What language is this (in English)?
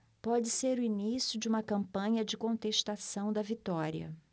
Portuguese